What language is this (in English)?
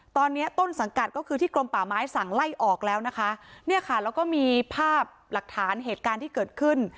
Thai